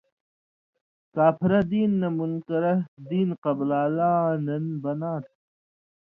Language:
Indus Kohistani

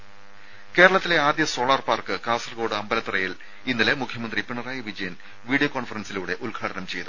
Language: Malayalam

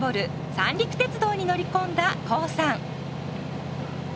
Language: Japanese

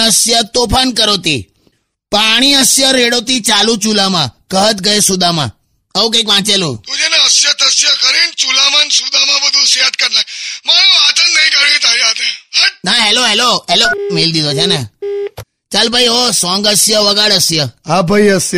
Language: Hindi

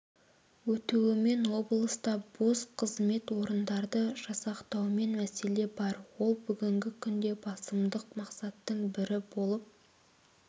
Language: Kazakh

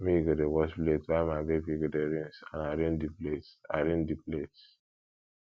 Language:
Nigerian Pidgin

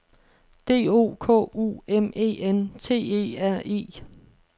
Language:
Danish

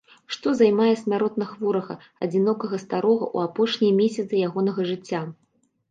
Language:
Belarusian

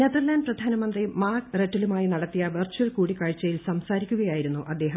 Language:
Malayalam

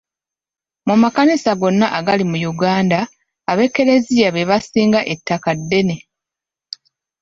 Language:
Ganda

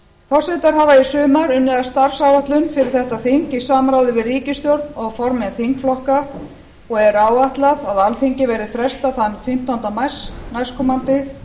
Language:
Icelandic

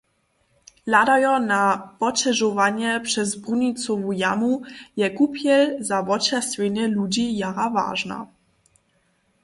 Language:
Upper Sorbian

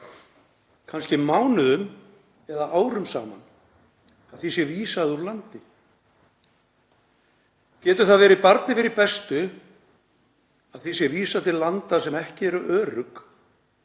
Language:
Icelandic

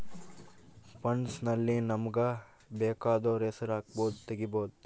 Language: Kannada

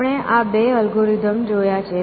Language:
Gujarati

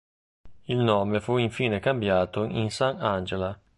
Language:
Italian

